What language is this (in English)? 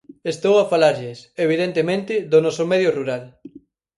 Galician